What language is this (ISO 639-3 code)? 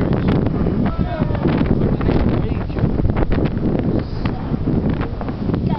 nld